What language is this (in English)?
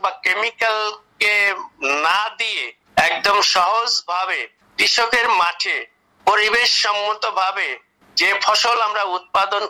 Bangla